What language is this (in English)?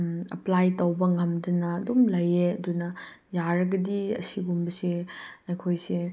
Manipuri